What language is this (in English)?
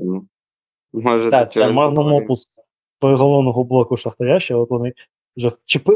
Ukrainian